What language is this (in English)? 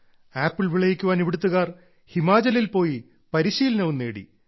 Malayalam